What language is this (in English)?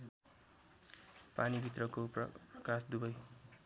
Nepali